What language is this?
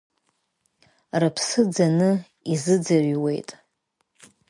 Abkhazian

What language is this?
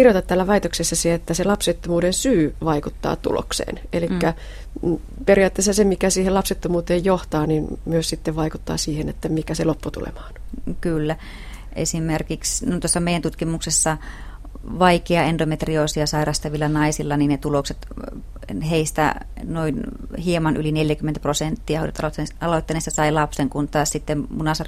Finnish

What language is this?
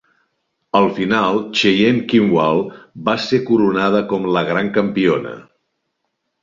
Catalan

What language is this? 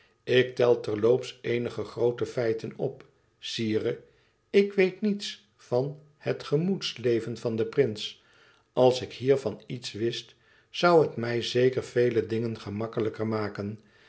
Dutch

